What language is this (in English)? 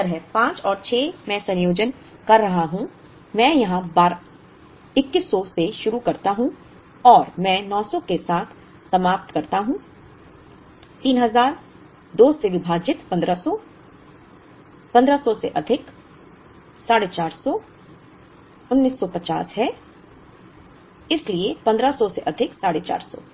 Hindi